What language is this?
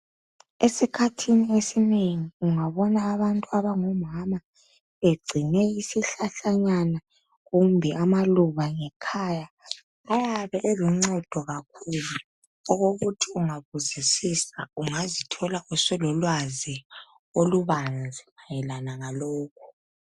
North Ndebele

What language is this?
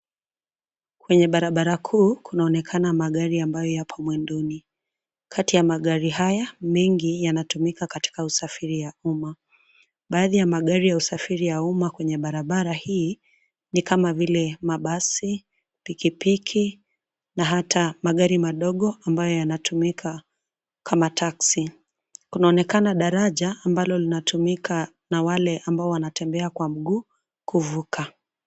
Swahili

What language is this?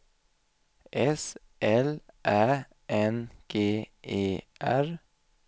Swedish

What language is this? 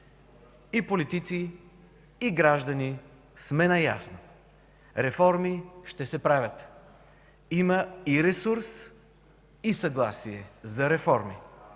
Bulgarian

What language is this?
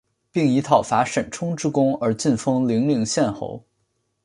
Chinese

